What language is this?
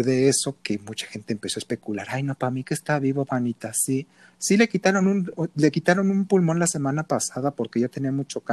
Spanish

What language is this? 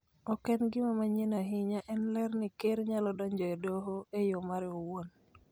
Luo (Kenya and Tanzania)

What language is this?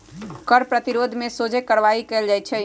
Magahi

